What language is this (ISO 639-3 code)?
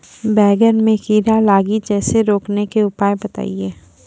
mai